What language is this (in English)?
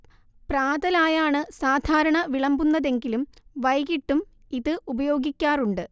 Malayalam